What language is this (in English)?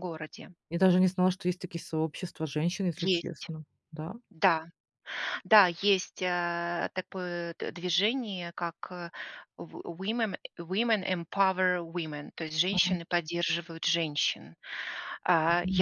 Russian